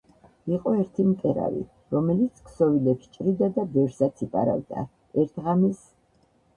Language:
Georgian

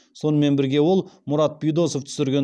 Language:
Kazakh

